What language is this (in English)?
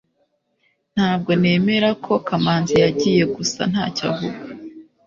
Kinyarwanda